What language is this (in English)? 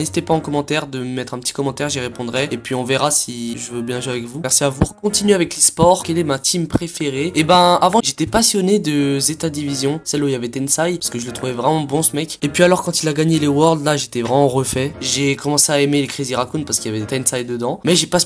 French